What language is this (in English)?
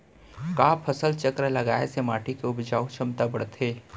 Chhattisgarhi